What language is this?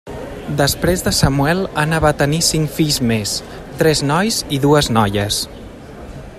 Catalan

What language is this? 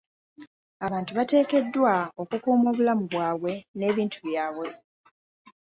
Ganda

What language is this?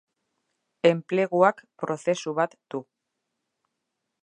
Basque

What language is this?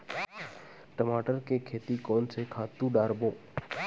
Chhattisgarhi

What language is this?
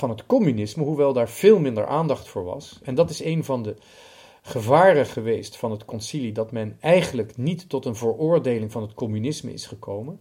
Dutch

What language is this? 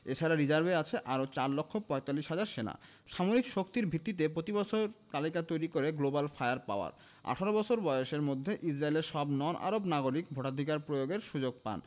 Bangla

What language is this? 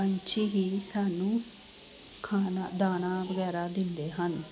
Punjabi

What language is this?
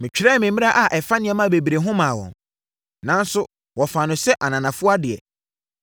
Akan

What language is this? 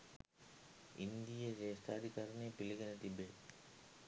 Sinhala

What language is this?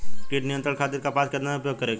Bhojpuri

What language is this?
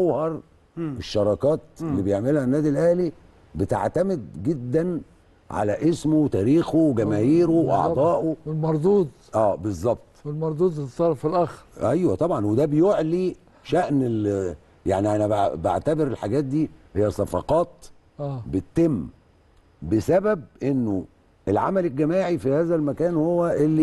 Arabic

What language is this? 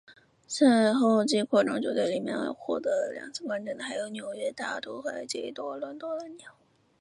Chinese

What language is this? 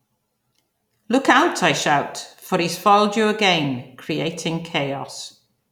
English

